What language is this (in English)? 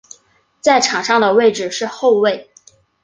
Chinese